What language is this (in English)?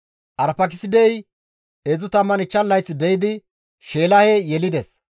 Gamo